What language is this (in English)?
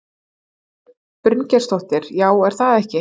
Icelandic